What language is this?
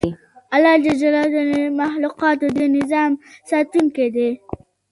Pashto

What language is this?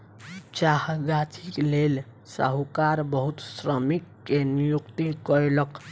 Maithili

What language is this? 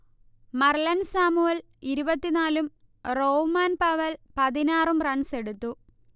Malayalam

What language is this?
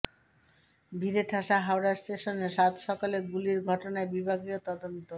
Bangla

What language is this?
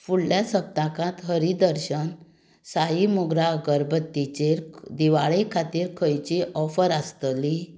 Konkani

